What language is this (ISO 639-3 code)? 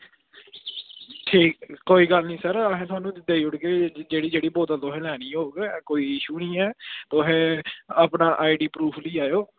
doi